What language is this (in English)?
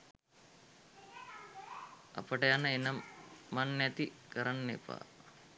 Sinhala